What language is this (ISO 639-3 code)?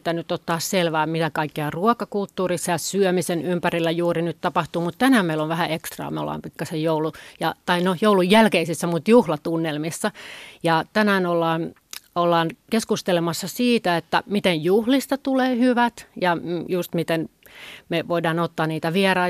fin